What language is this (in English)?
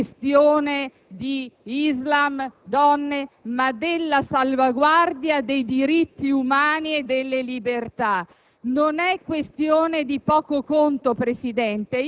Italian